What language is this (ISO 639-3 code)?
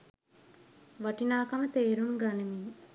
sin